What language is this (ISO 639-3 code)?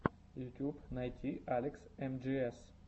rus